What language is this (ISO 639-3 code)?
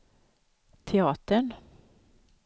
swe